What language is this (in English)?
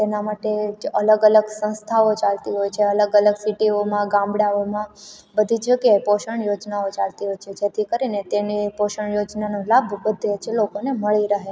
Gujarati